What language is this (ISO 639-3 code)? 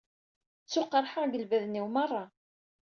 kab